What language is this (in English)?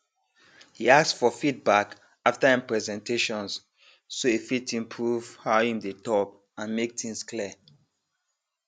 Nigerian Pidgin